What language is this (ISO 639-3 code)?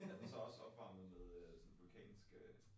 dan